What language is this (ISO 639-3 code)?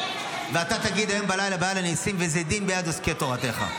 heb